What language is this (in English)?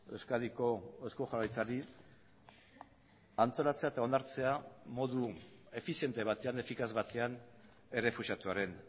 Basque